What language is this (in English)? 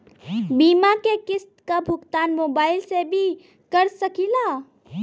Bhojpuri